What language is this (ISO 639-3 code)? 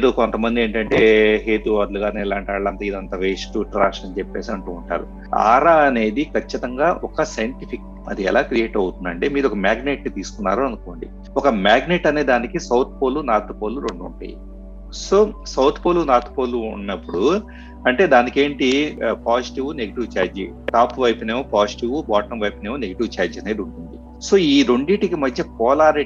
tel